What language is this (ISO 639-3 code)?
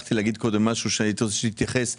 heb